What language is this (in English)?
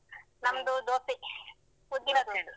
Kannada